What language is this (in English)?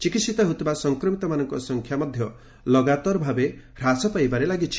Odia